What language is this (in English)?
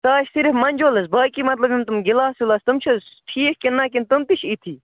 Kashmiri